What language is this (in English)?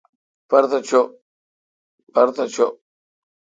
Kalkoti